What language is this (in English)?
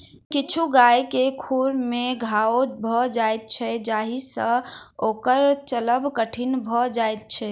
Maithili